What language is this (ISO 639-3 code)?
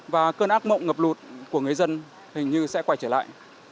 vie